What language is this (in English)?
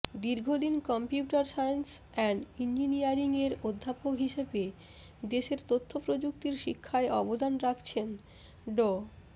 Bangla